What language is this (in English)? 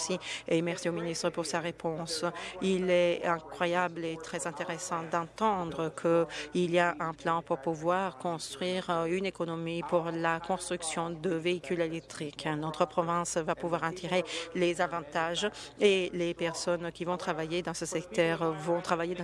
French